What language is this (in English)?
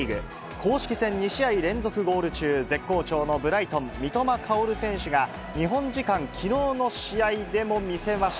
Japanese